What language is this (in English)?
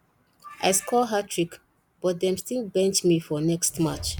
Nigerian Pidgin